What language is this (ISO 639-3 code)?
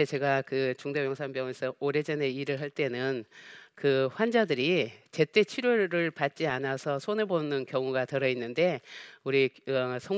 kor